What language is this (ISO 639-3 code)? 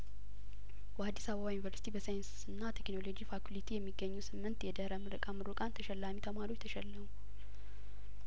amh